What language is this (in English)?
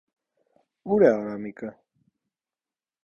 Armenian